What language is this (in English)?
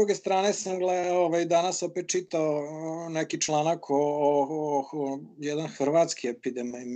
Croatian